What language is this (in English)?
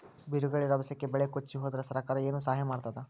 Kannada